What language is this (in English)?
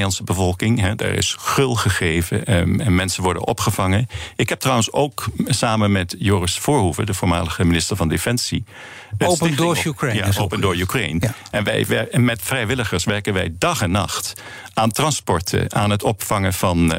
Dutch